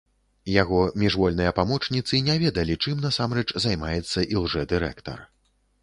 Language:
Belarusian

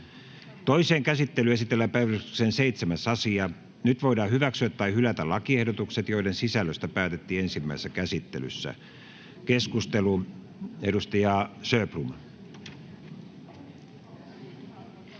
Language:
Finnish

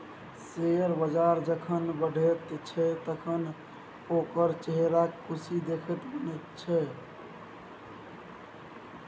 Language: Maithili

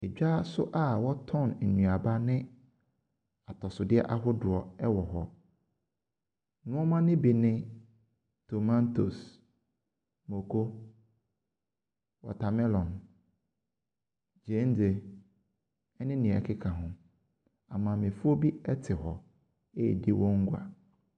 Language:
Akan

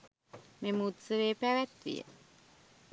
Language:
Sinhala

